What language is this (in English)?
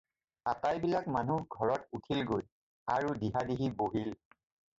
Assamese